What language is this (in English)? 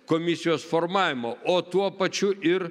Lithuanian